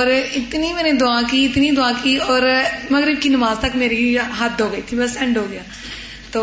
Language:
Urdu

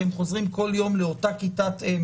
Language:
Hebrew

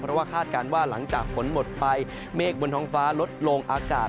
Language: Thai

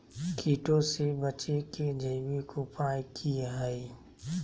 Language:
Magahi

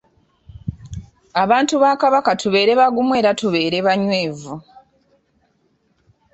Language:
Ganda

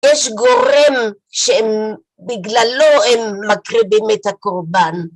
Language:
Hebrew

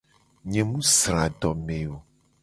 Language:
Gen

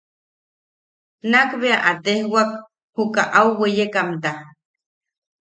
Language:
Yaqui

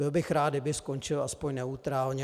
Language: Czech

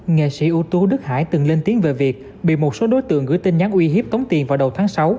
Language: Vietnamese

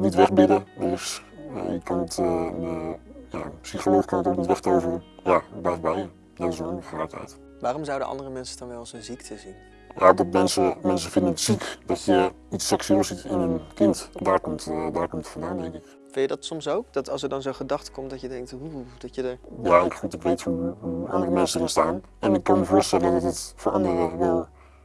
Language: Dutch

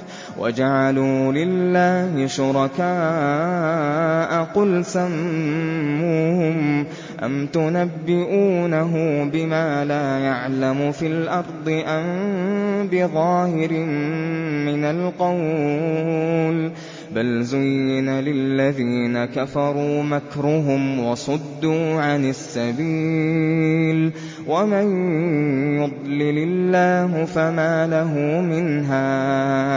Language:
Arabic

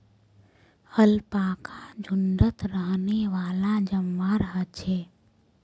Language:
Magahi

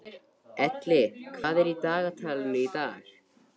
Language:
Icelandic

